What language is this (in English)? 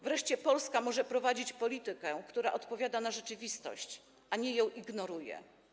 Polish